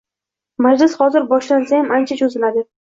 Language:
Uzbek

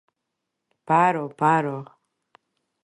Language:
Georgian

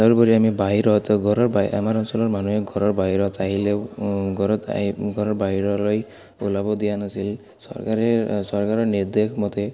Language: Assamese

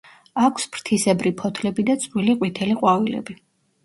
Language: Georgian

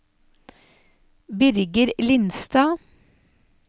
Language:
Norwegian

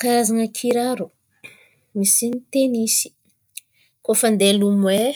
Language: Antankarana Malagasy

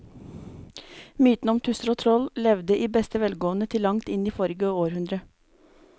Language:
Norwegian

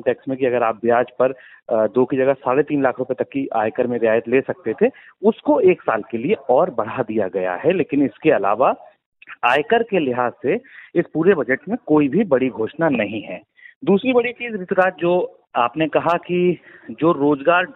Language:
Hindi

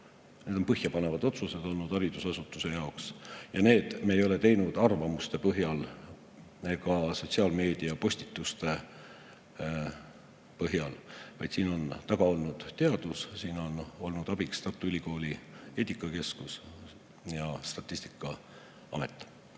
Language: Estonian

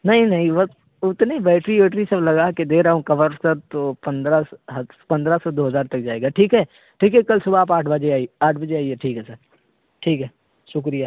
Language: Urdu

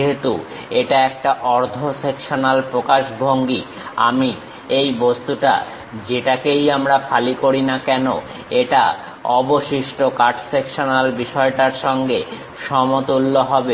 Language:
Bangla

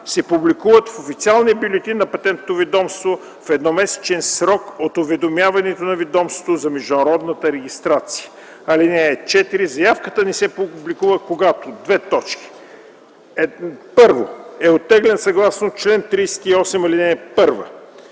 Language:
Bulgarian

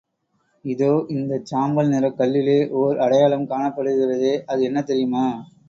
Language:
Tamil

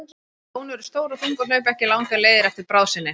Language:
Icelandic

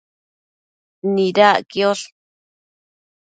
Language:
Matsés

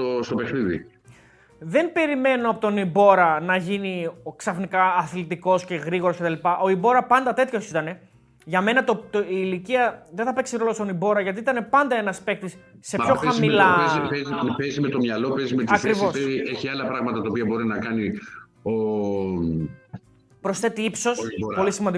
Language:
Greek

